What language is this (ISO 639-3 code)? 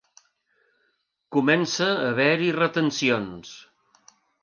cat